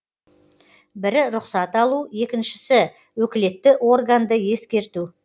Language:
Kazakh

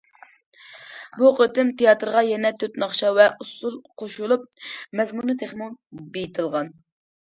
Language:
Uyghur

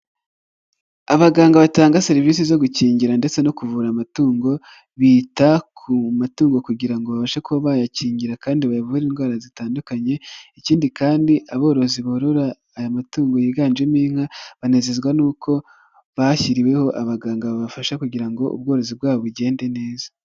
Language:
Kinyarwanda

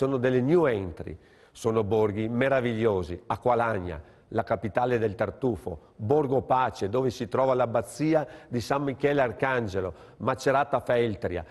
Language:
Italian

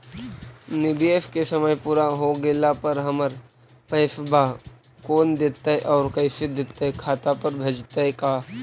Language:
Magahi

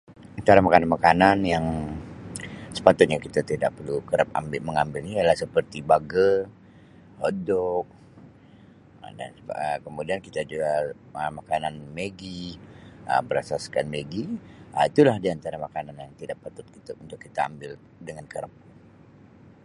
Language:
Sabah Malay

